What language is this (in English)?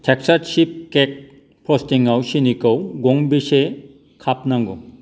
Bodo